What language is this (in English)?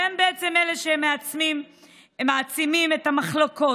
Hebrew